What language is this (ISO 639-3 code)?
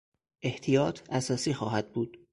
fas